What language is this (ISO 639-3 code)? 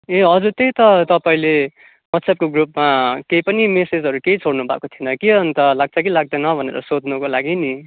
nep